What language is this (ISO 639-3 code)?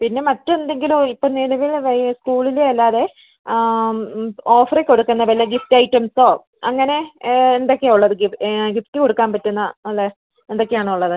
mal